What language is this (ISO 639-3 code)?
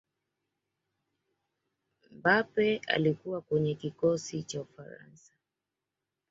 swa